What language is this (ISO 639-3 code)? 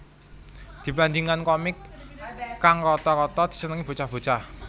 jav